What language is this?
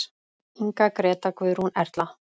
Icelandic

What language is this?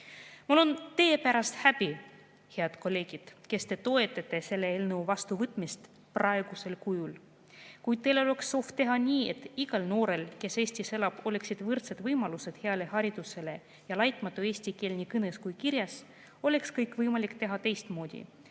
Estonian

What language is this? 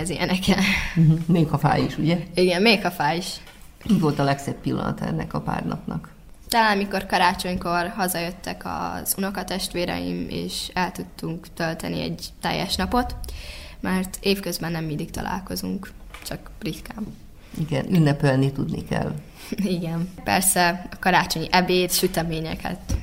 Hungarian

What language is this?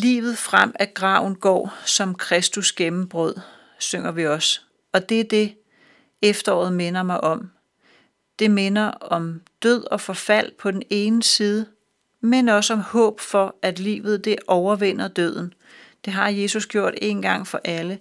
Danish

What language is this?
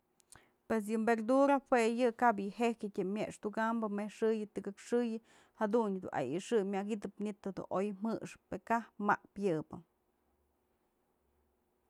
Mazatlán Mixe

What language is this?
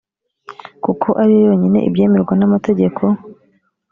Kinyarwanda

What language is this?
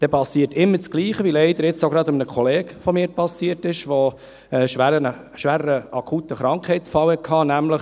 Swiss German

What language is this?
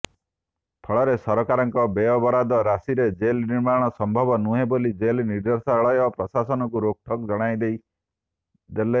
Odia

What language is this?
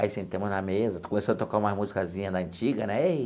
Portuguese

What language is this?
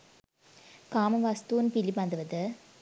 Sinhala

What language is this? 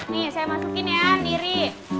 Indonesian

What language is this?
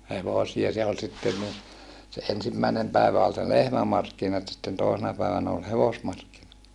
Finnish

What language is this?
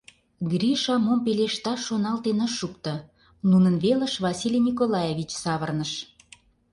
Mari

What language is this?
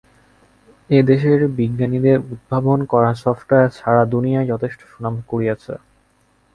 Bangla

